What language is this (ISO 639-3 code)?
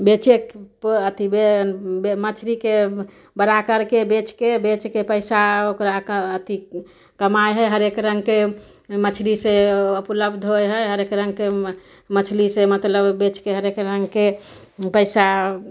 mai